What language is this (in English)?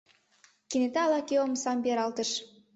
Mari